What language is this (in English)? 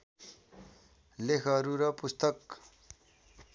Nepali